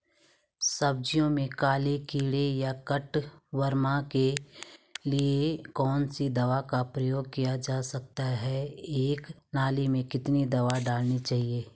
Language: Hindi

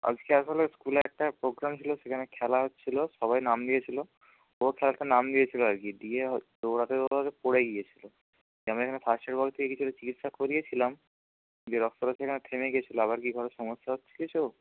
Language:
Bangla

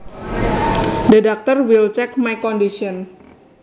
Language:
Javanese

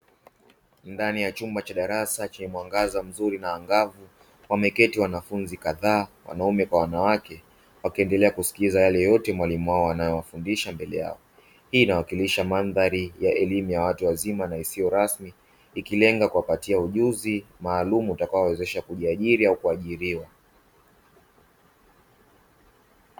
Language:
Swahili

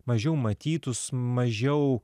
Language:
Lithuanian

